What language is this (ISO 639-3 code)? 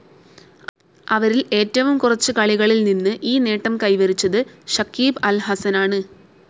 mal